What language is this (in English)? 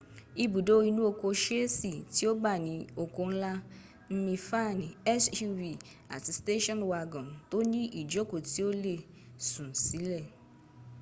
Yoruba